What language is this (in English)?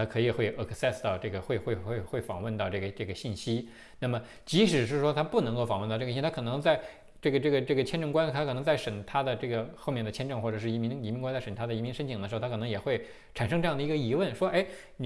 Chinese